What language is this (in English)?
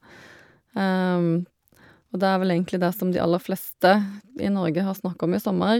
Norwegian